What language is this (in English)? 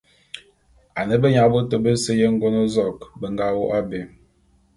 Bulu